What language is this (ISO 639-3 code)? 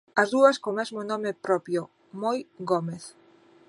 glg